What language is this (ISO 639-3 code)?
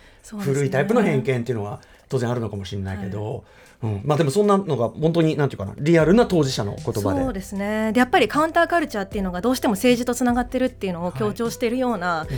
jpn